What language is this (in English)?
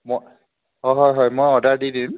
Assamese